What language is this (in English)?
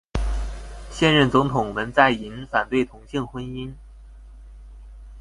Chinese